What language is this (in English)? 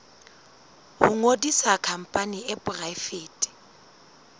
Southern Sotho